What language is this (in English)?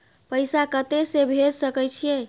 Maithili